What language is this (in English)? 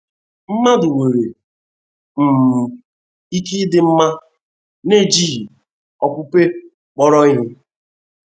Igbo